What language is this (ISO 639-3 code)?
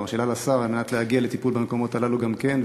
heb